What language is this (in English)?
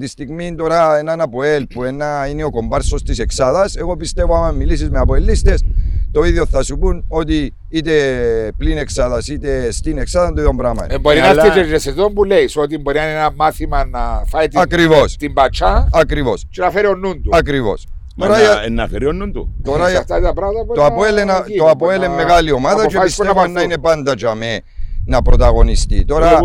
Greek